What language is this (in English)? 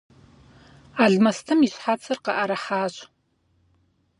Kabardian